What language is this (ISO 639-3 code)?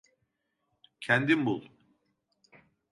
tur